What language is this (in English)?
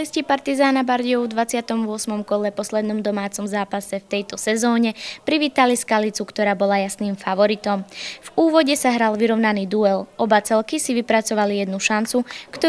Slovak